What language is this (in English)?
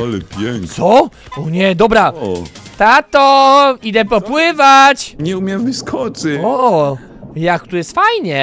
Polish